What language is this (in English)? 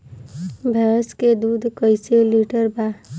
Bhojpuri